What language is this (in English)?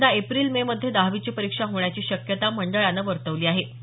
Marathi